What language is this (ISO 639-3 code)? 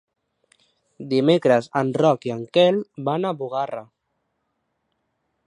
cat